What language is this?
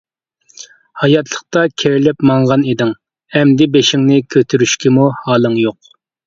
Uyghur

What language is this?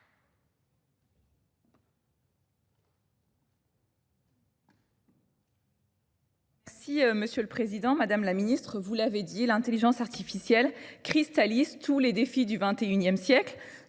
French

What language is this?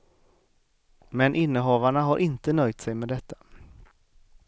Swedish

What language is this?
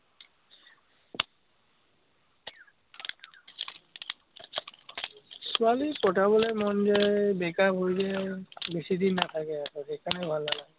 Assamese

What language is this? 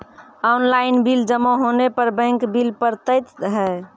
Maithili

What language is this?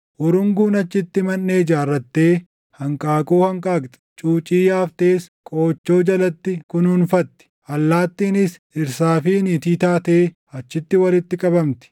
Oromo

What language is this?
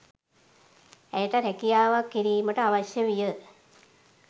Sinhala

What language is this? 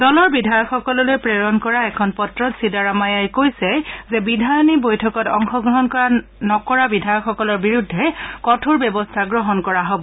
Assamese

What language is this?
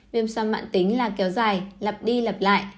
Vietnamese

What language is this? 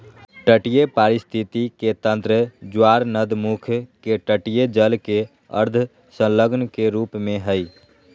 Magahi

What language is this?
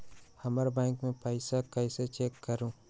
Magahi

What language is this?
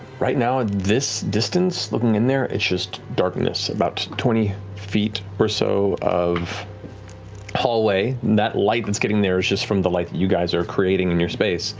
English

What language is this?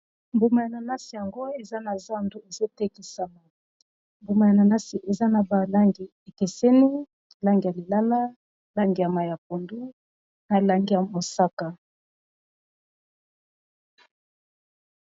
Lingala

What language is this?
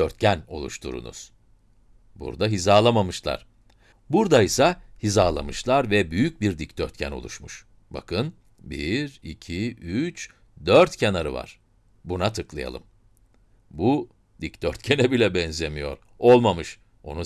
Turkish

